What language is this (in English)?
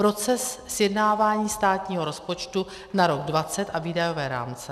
Czech